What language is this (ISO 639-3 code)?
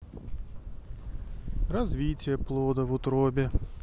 rus